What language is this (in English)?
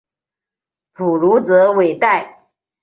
Chinese